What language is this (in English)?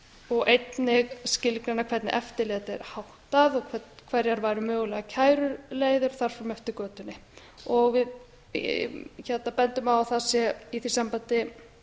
Icelandic